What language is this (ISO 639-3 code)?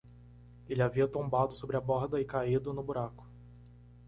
por